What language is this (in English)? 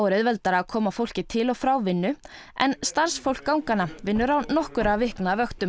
Icelandic